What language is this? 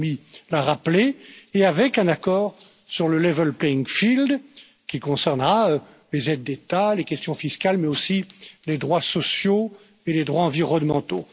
French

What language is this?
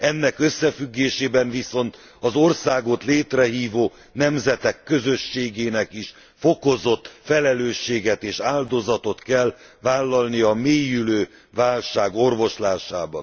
Hungarian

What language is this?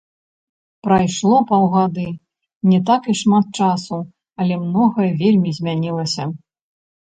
Belarusian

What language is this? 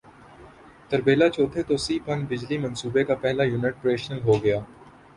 Urdu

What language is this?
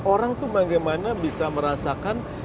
Indonesian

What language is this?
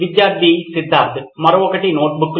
Telugu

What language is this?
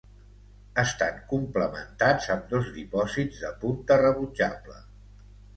Catalan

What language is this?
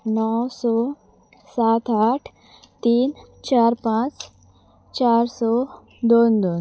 Konkani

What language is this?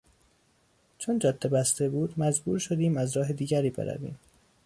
Persian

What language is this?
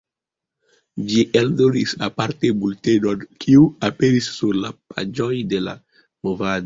Esperanto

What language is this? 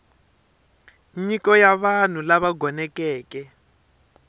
Tsonga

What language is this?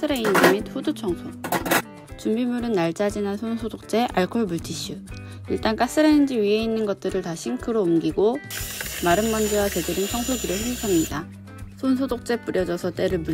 Korean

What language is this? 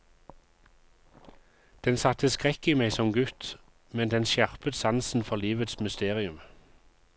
Norwegian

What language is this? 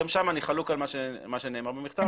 Hebrew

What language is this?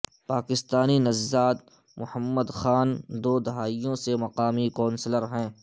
Urdu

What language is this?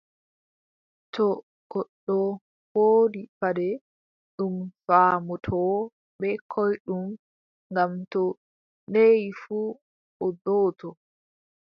Adamawa Fulfulde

